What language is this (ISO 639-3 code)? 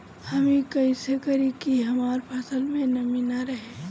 bho